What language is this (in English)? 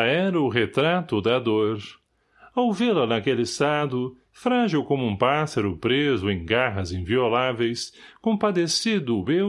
Portuguese